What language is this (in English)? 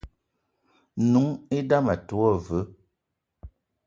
Eton (Cameroon)